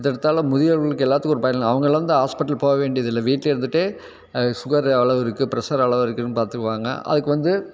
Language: Tamil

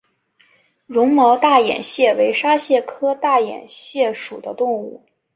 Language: Chinese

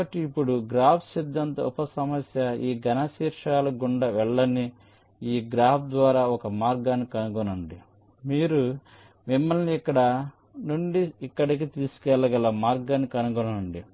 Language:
Telugu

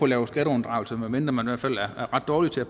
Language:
Danish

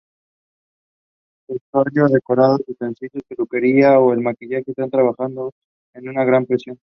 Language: Spanish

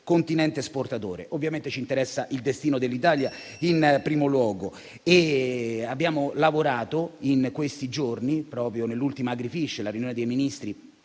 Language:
Italian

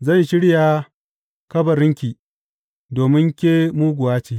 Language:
Hausa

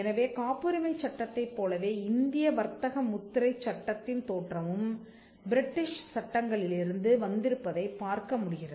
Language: Tamil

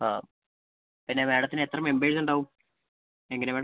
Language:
Malayalam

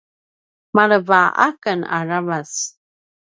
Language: Paiwan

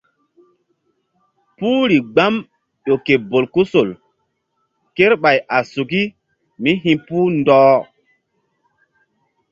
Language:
Mbum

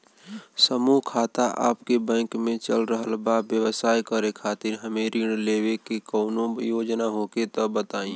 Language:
Bhojpuri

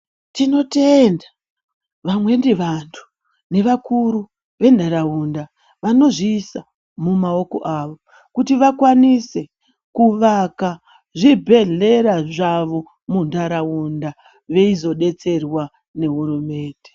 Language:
Ndau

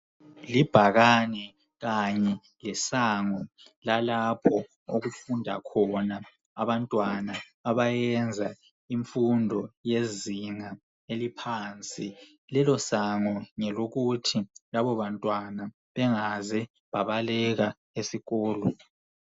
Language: North Ndebele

